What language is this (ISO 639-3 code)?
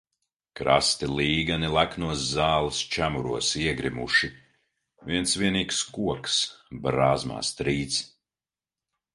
lav